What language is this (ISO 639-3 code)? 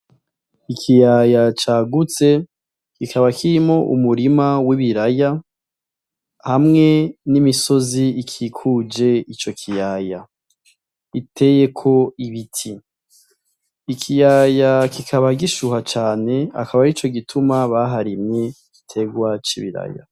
run